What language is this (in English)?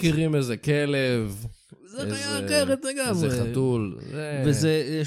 Hebrew